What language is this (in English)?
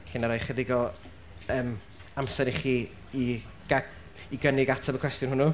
Welsh